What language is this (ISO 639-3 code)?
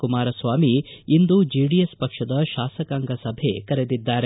kan